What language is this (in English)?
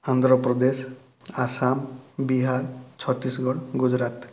Odia